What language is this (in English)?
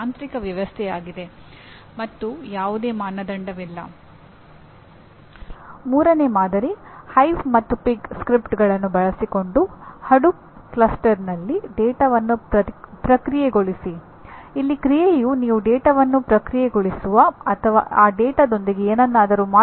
Kannada